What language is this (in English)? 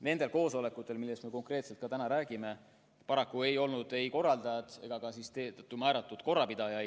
Estonian